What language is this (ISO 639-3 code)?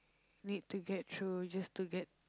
eng